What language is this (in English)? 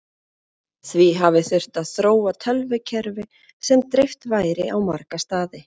Icelandic